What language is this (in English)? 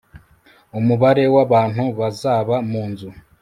Kinyarwanda